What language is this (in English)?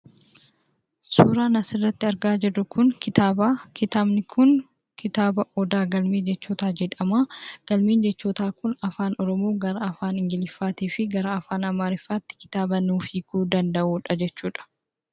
Oromo